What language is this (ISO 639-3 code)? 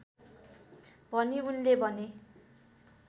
nep